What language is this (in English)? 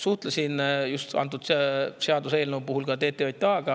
Estonian